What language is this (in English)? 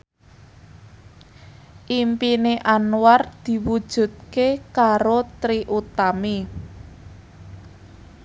Javanese